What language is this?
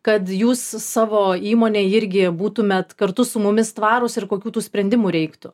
Lithuanian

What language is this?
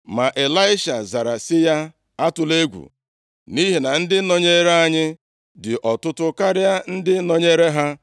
Igbo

